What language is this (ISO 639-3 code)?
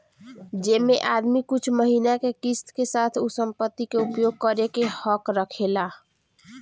bho